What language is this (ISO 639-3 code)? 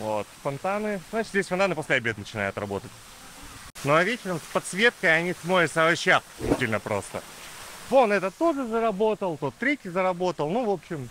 rus